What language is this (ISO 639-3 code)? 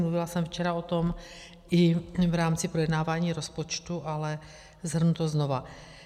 ces